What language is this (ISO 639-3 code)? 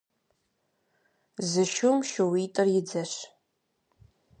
kbd